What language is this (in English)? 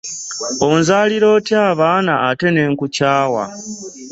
Ganda